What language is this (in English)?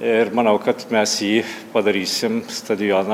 Lithuanian